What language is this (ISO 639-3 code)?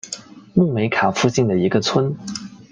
zho